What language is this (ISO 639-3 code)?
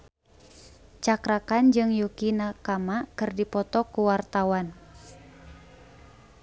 sun